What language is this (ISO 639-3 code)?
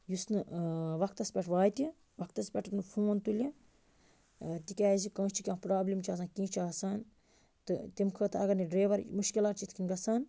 kas